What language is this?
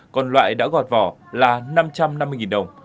Vietnamese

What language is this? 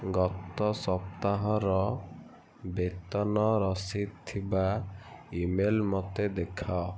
Odia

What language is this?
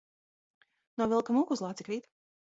Latvian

